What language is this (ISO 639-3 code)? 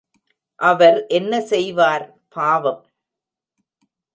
tam